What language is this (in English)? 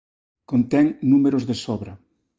Galician